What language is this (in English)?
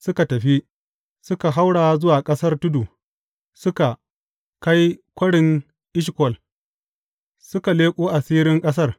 Hausa